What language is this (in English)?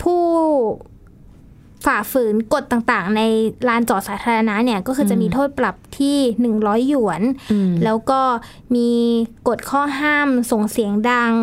Thai